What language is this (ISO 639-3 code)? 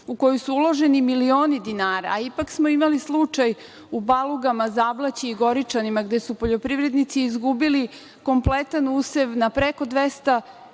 srp